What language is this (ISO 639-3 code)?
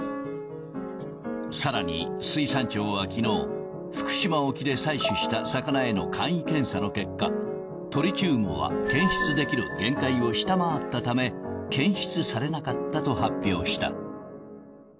jpn